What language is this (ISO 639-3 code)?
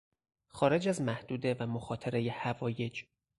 fas